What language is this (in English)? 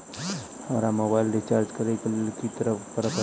Maithili